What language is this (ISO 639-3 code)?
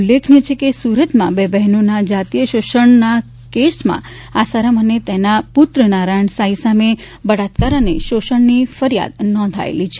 guj